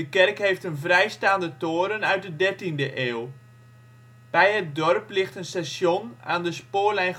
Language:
Dutch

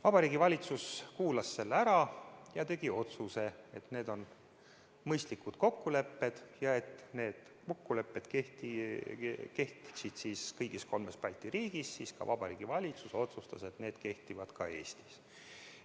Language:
Estonian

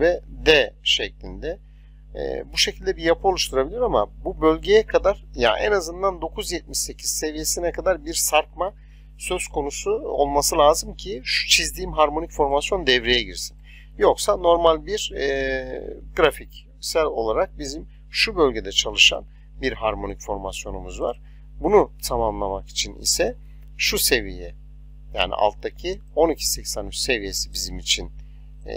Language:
Turkish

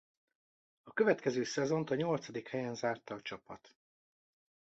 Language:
Hungarian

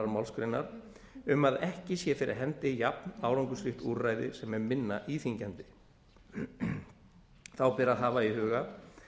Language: Icelandic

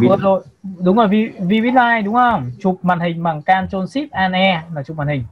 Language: Vietnamese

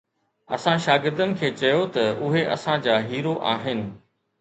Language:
Sindhi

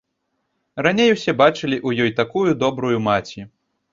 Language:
Belarusian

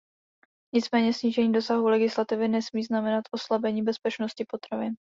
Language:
Czech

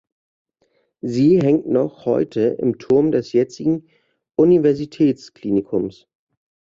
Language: German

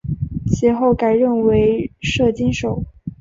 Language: Chinese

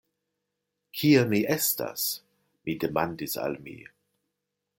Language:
Esperanto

